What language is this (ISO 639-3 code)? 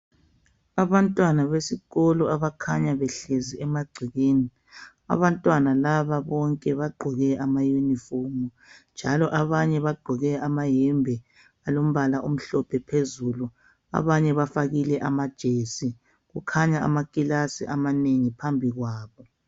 nde